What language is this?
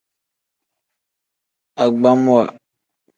Tem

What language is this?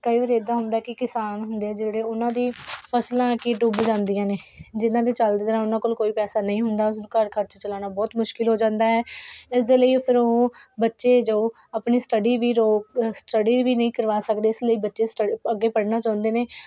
Punjabi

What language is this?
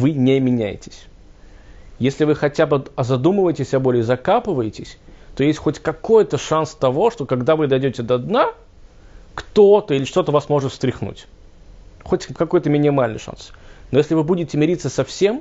Russian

